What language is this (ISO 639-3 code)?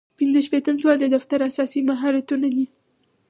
pus